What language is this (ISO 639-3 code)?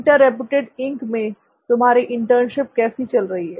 hin